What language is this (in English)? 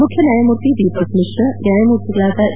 Kannada